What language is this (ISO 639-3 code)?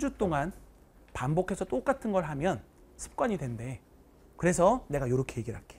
kor